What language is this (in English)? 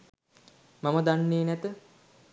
Sinhala